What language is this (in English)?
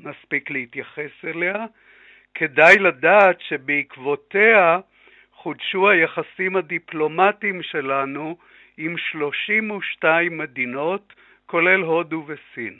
Hebrew